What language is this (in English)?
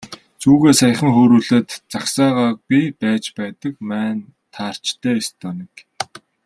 Mongolian